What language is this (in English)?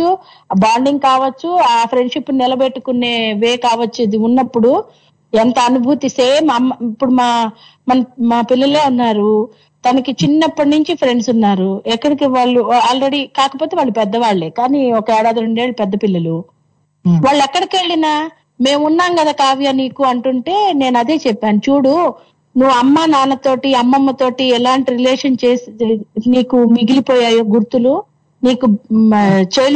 Telugu